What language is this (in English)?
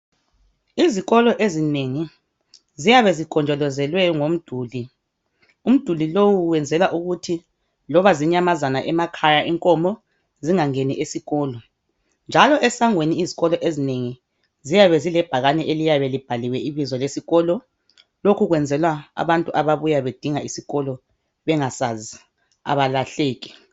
North Ndebele